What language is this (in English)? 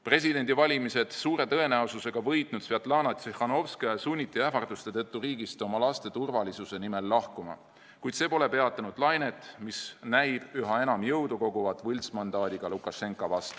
Estonian